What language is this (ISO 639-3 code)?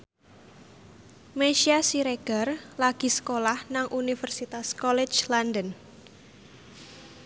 jav